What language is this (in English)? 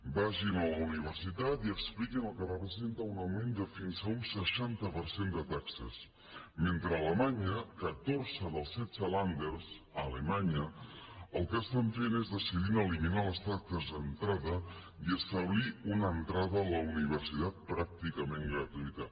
Catalan